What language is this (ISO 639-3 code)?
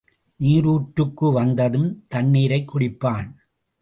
tam